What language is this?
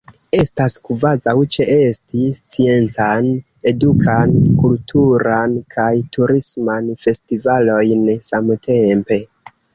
Esperanto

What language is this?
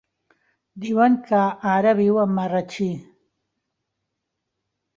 Catalan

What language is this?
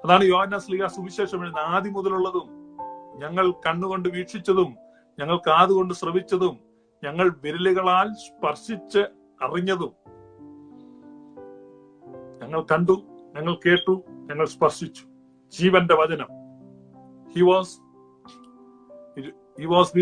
Malayalam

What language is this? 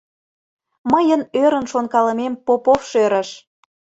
Mari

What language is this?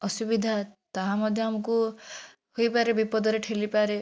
Odia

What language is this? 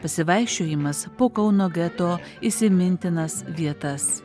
Lithuanian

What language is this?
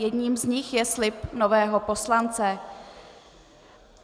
Czech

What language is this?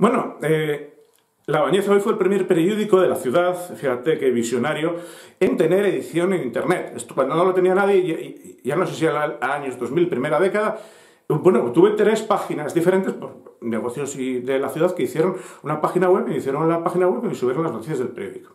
Spanish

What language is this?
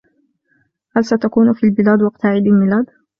Arabic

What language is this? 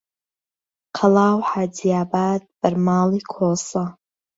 Central Kurdish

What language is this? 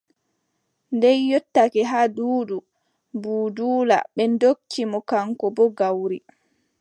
Adamawa Fulfulde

